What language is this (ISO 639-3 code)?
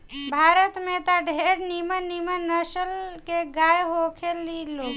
bho